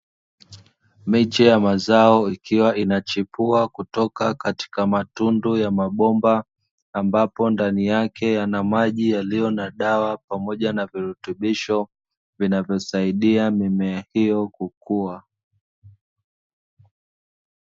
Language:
Swahili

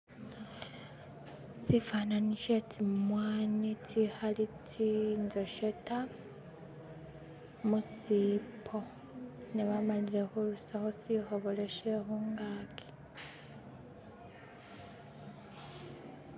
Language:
Masaaba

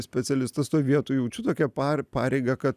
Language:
Lithuanian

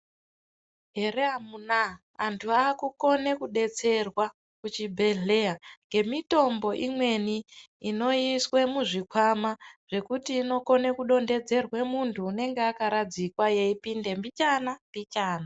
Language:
Ndau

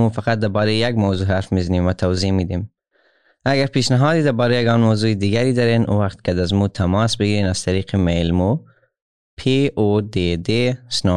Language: Persian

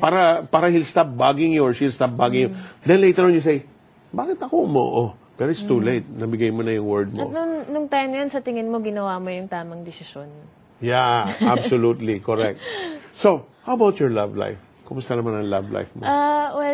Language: Filipino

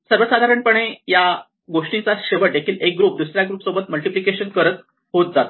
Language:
Marathi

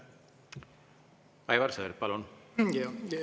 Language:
Estonian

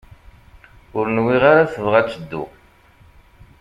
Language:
Kabyle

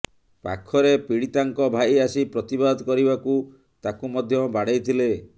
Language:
Odia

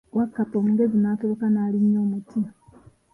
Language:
Ganda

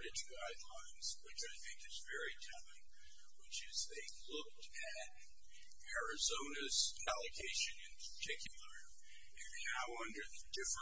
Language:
English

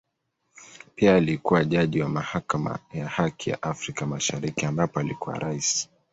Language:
Swahili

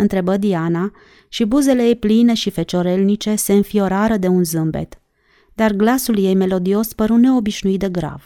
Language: Romanian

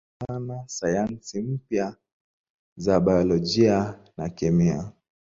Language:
Swahili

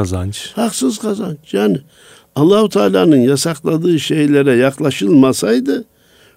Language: Turkish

